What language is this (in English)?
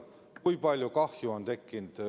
Estonian